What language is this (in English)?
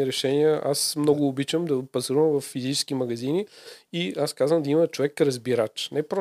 Bulgarian